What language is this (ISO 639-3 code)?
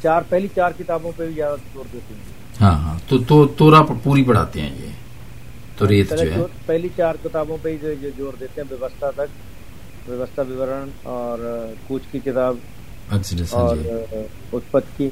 pan